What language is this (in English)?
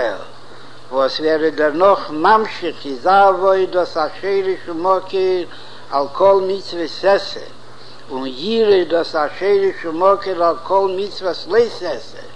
Hebrew